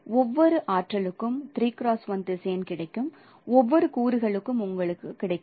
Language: Tamil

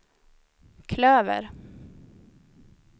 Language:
Swedish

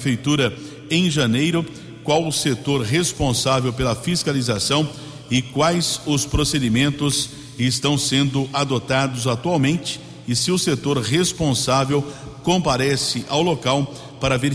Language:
Portuguese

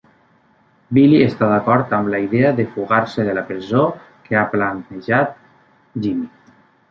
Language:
Catalan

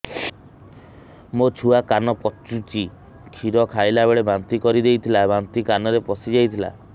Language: Odia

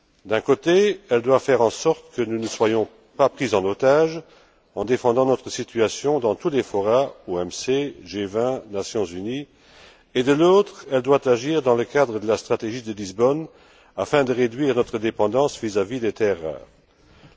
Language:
French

